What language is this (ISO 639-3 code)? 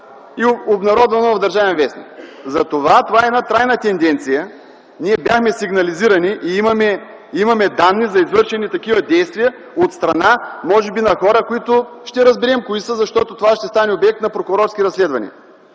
bul